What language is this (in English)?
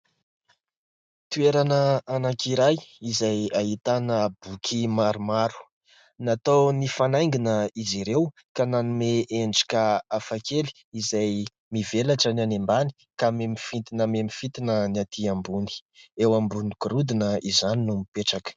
Malagasy